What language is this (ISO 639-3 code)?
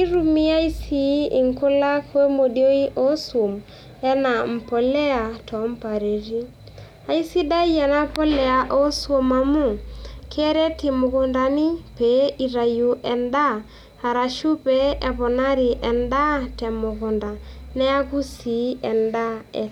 mas